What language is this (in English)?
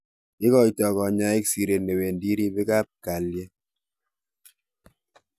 Kalenjin